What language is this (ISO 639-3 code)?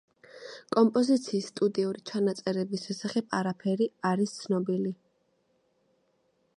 kat